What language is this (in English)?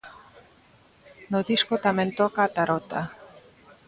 Galician